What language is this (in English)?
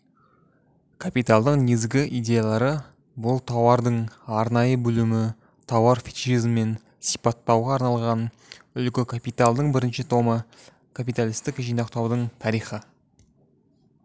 Kazakh